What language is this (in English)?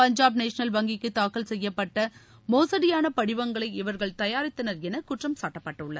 Tamil